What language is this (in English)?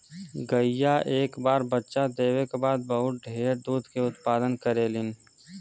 Bhojpuri